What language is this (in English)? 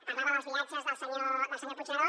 Catalan